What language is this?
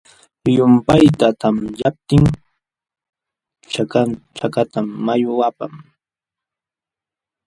Jauja Wanca Quechua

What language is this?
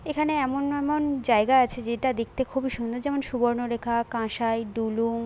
Bangla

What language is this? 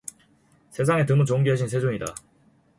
Korean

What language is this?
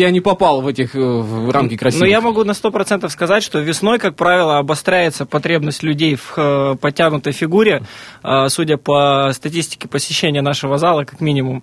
Russian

